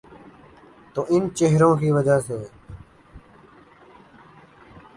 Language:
Urdu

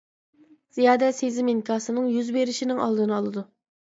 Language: Uyghur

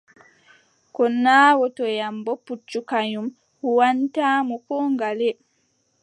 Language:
Adamawa Fulfulde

